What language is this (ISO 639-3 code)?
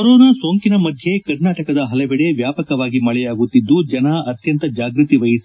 kan